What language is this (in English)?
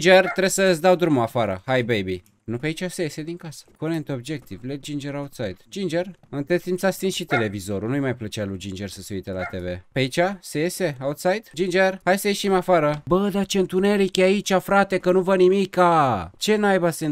Romanian